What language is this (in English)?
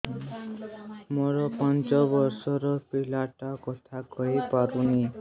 Odia